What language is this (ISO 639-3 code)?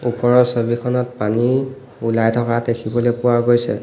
asm